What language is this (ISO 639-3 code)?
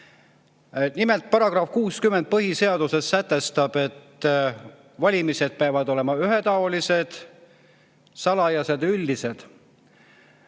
est